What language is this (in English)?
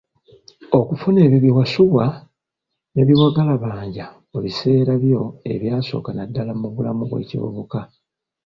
Ganda